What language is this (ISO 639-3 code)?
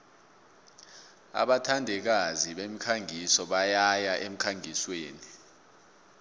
nbl